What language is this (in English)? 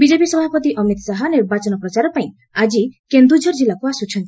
Odia